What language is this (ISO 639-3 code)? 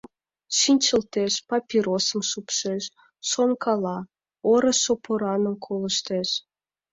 chm